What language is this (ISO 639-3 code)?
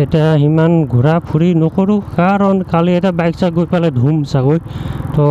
ind